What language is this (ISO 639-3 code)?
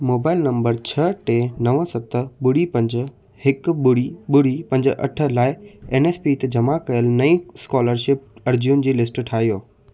snd